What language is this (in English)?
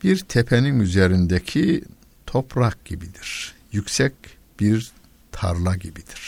Turkish